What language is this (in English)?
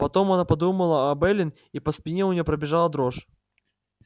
Russian